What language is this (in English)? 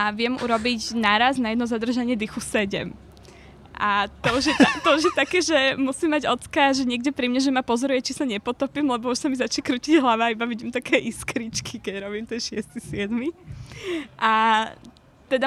Slovak